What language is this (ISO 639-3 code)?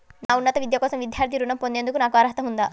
tel